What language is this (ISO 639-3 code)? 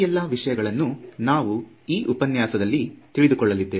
kan